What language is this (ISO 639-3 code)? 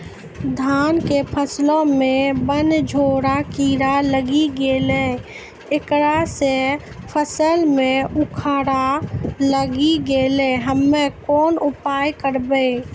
mai